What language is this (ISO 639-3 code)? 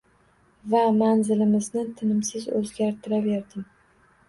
uzb